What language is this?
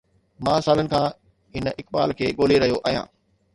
Sindhi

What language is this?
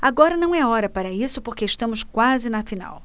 Portuguese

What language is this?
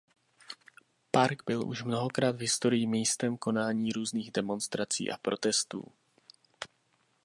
Czech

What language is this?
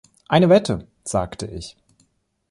German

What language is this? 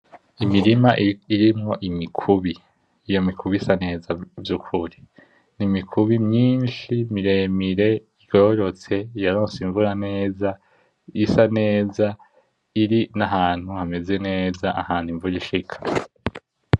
Rundi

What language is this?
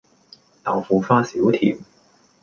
Cantonese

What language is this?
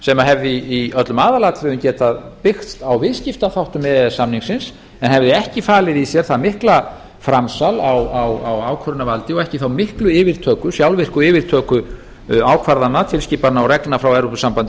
Icelandic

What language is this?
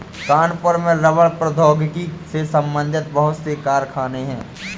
Hindi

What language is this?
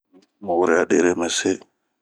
Bomu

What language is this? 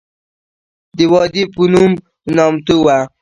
Pashto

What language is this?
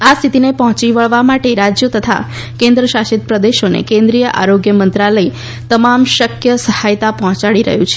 Gujarati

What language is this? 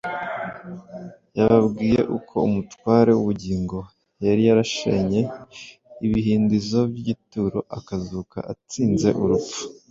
Kinyarwanda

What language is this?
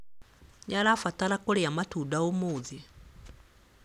Kikuyu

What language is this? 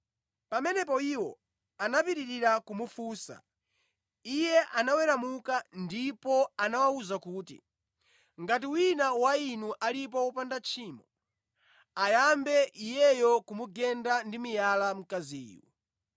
Nyanja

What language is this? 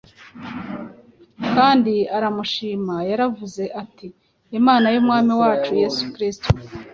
Kinyarwanda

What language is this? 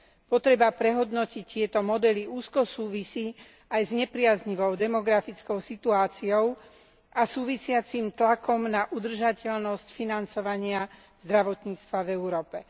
Slovak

